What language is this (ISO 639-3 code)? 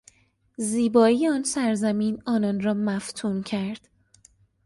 fas